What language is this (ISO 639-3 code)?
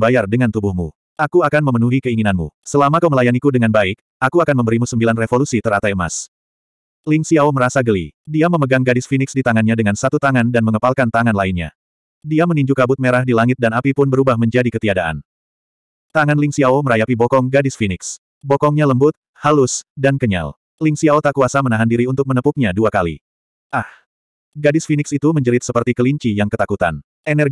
ind